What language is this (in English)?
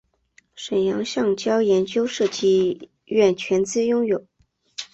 Chinese